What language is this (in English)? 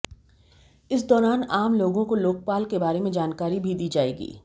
Hindi